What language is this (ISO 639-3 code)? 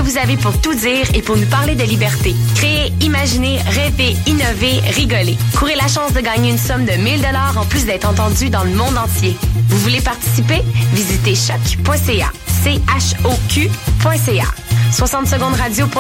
fra